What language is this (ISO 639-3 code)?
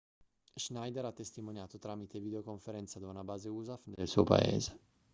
ita